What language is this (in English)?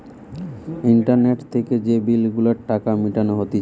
Bangla